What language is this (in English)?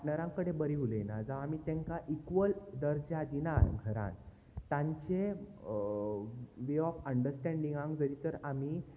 Konkani